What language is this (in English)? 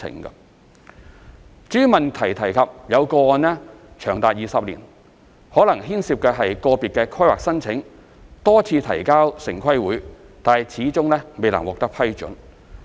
Cantonese